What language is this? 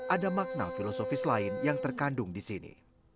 Indonesian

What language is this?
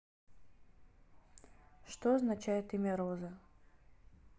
Russian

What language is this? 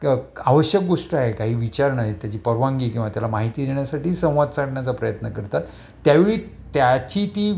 Marathi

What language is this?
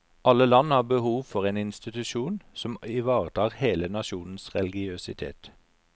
Norwegian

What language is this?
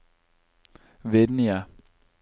Norwegian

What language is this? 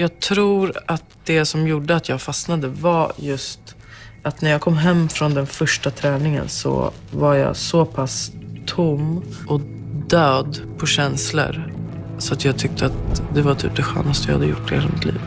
Swedish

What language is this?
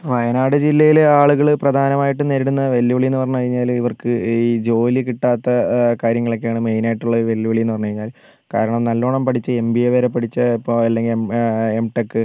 Malayalam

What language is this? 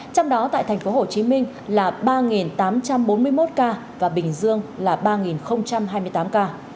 Vietnamese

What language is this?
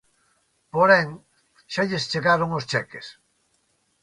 Galician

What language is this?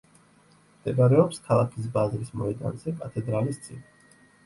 Georgian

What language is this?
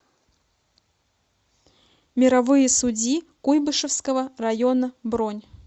Russian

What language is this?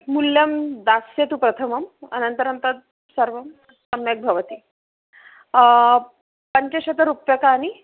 Sanskrit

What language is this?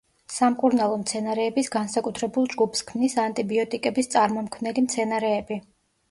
Georgian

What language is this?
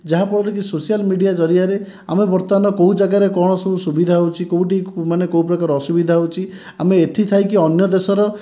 Odia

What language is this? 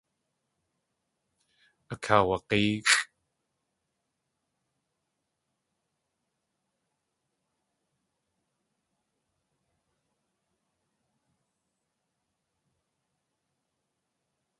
Tlingit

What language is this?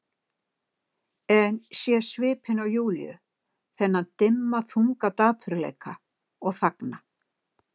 Icelandic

